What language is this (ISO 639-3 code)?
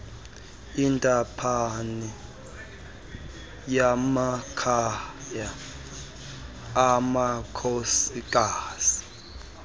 xho